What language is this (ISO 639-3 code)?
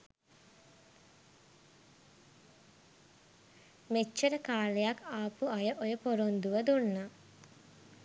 sin